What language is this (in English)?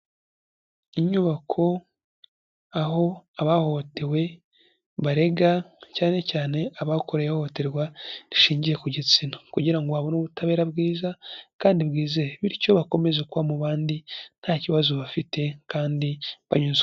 Kinyarwanda